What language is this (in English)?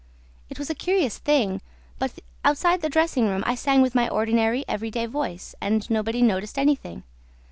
English